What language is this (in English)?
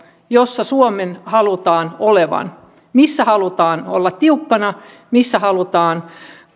Finnish